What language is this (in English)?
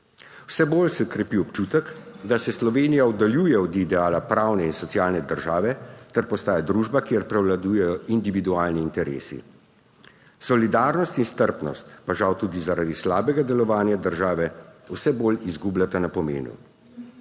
Slovenian